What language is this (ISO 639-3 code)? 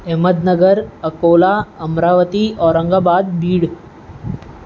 snd